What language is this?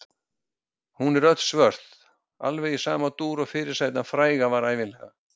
Icelandic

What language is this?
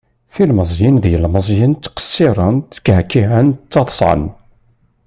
Kabyle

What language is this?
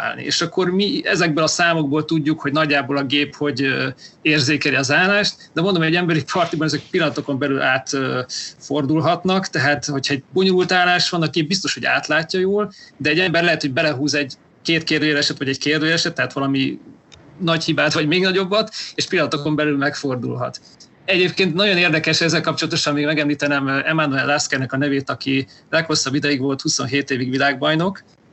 Hungarian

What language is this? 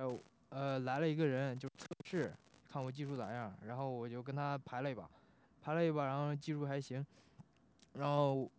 Chinese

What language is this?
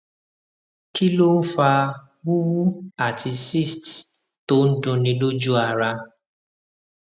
Yoruba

